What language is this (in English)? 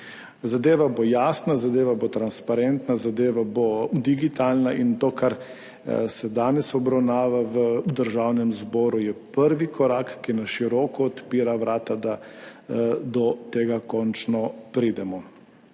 Slovenian